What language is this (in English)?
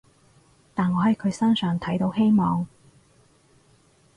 Cantonese